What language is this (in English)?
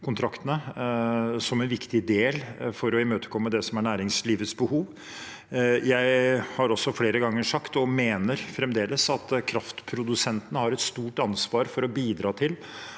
Norwegian